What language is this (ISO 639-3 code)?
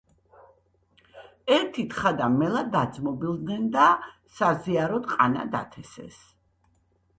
kat